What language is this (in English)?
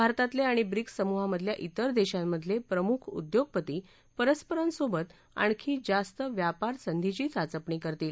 Marathi